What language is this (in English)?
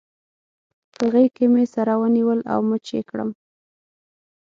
Pashto